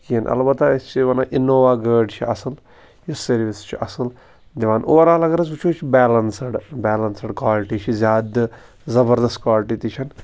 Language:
Kashmiri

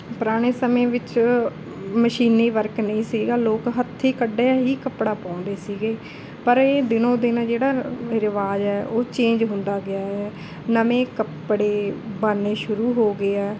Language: Punjabi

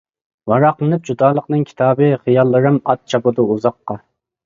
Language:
Uyghur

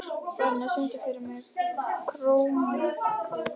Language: Icelandic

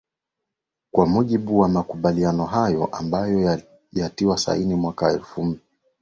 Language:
Swahili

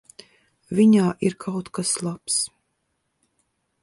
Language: Latvian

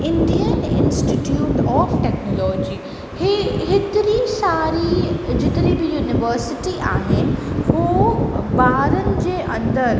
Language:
Sindhi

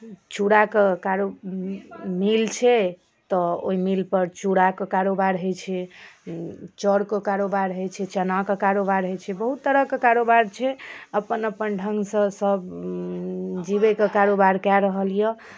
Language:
Maithili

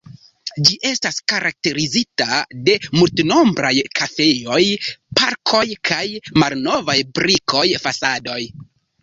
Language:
Esperanto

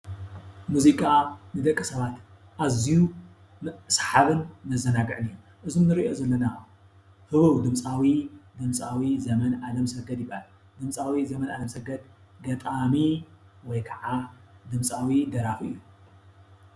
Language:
Tigrinya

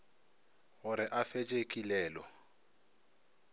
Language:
Northern Sotho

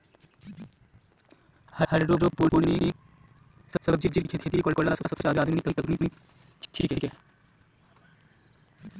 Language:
Magahi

